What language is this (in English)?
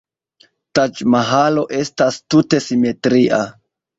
Esperanto